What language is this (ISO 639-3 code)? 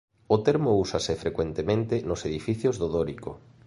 glg